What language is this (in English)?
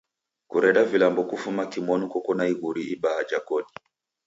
Taita